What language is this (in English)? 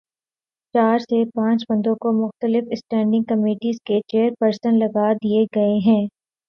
Urdu